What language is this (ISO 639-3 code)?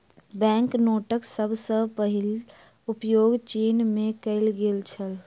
mai